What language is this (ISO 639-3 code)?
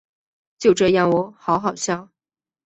zho